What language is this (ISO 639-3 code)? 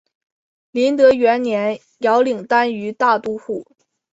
zho